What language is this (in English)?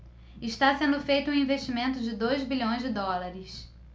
Portuguese